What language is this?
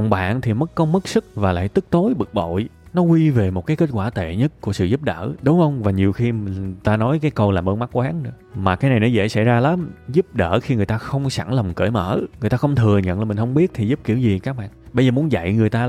Vietnamese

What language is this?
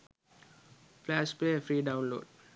Sinhala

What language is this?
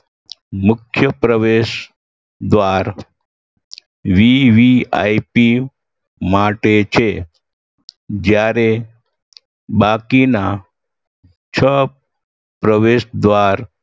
Gujarati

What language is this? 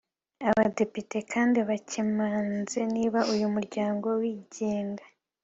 Kinyarwanda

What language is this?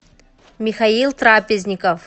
Russian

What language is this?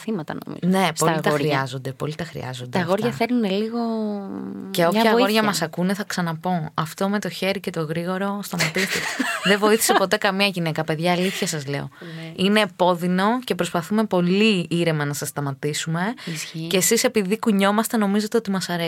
Greek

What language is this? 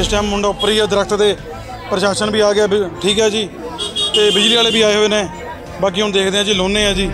Punjabi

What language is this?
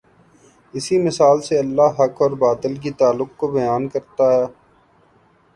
Urdu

